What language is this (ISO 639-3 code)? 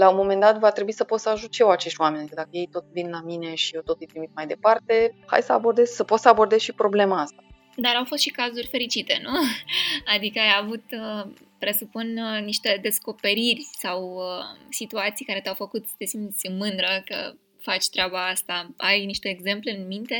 ron